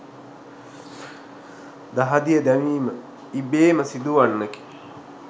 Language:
Sinhala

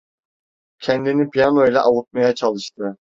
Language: Turkish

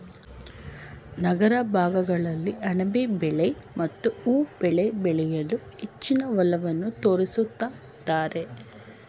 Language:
Kannada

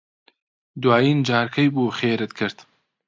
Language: Central Kurdish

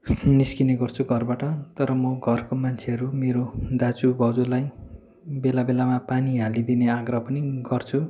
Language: Nepali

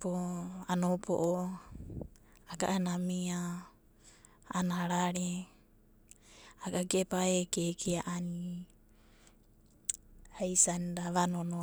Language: Abadi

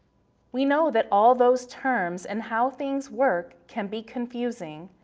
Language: English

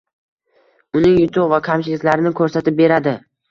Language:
Uzbek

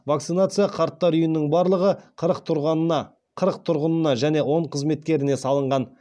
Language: Kazakh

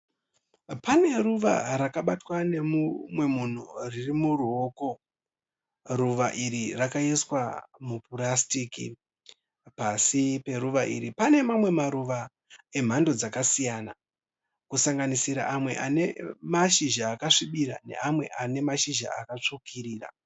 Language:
Shona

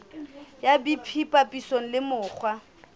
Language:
Southern Sotho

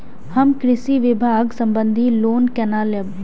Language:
Maithili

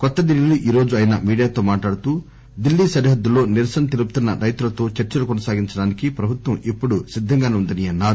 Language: Telugu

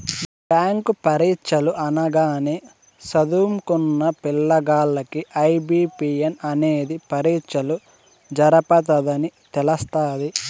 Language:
Telugu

